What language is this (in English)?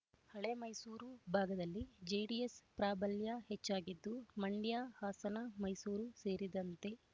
Kannada